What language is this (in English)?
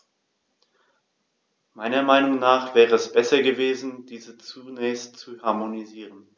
German